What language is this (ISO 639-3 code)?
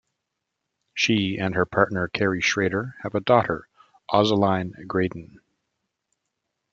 eng